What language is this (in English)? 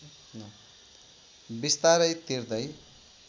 Nepali